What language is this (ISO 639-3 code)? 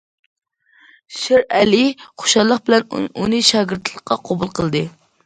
uig